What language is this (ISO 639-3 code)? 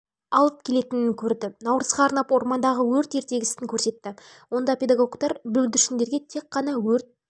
kaz